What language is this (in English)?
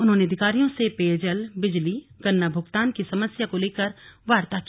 Hindi